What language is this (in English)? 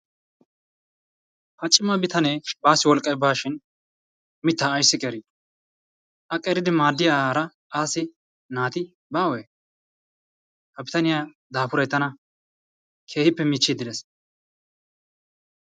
Wolaytta